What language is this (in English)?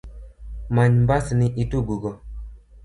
Luo (Kenya and Tanzania)